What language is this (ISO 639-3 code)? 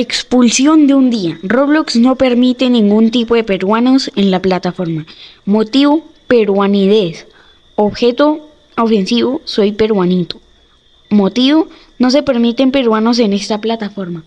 spa